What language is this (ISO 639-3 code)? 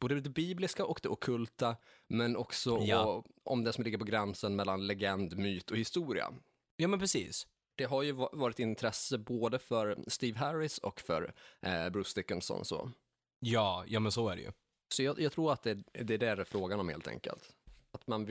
swe